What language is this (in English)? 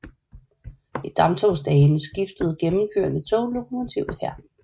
Danish